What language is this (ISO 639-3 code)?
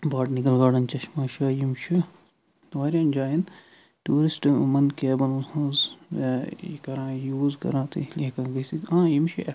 kas